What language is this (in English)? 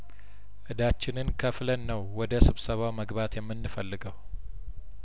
Amharic